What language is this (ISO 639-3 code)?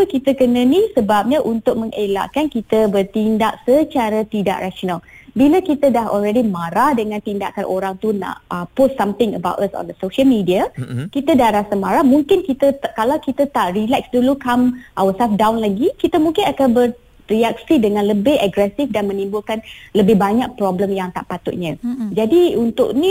msa